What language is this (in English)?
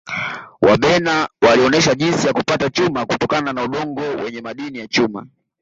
Swahili